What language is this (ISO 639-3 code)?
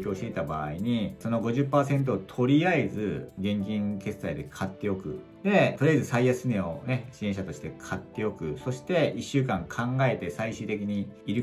jpn